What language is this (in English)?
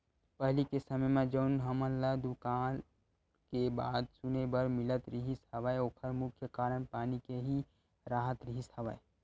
Chhattisgarhi